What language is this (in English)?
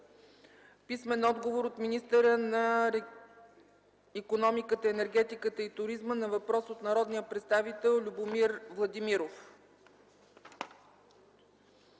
Bulgarian